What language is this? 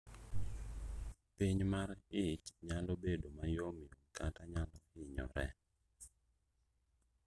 Luo (Kenya and Tanzania)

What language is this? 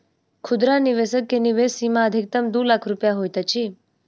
Maithili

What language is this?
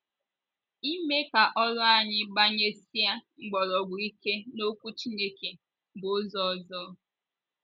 Igbo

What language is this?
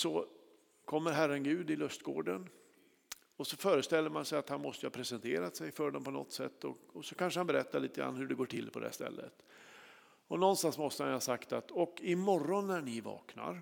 Swedish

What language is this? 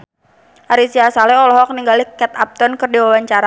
Sundanese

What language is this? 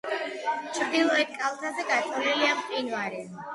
Georgian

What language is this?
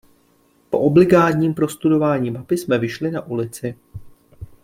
Czech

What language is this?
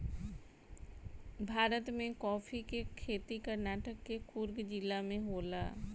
Bhojpuri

